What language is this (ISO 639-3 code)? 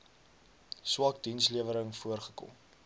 afr